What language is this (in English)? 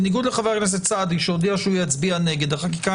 Hebrew